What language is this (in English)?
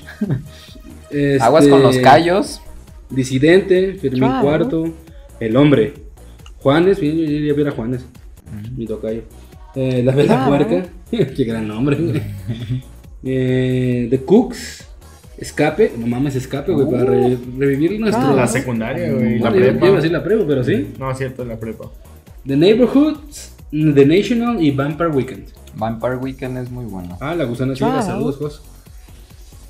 Spanish